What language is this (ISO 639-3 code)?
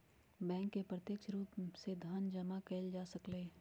mag